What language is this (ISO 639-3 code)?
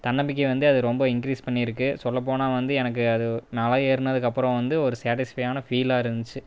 tam